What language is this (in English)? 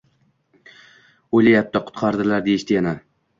Uzbek